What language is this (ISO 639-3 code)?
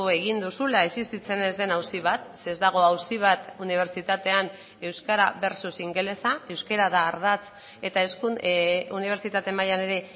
eus